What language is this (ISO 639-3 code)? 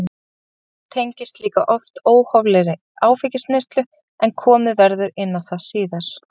isl